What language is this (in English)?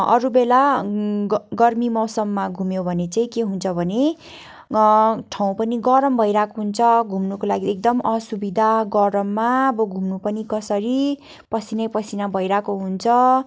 Nepali